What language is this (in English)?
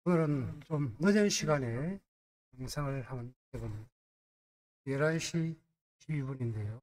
Korean